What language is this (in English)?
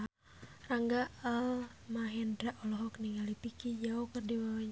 Sundanese